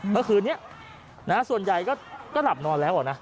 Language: Thai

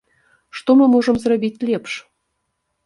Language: Belarusian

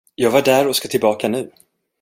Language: Swedish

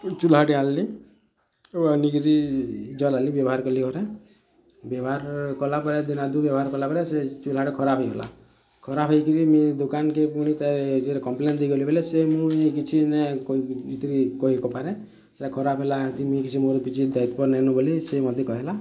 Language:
Odia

